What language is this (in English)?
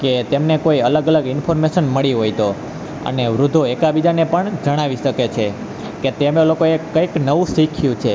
Gujarati